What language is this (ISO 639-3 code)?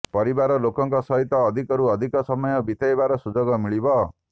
ori